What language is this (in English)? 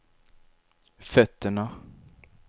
Swedish